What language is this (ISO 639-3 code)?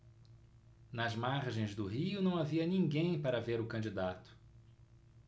por